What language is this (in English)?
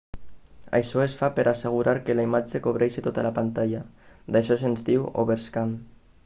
Catalan